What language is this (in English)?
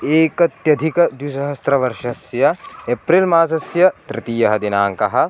Sanskrit